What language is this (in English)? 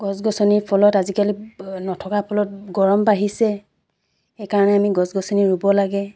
Assamese